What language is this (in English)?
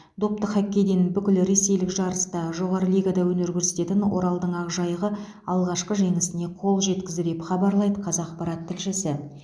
Kazakh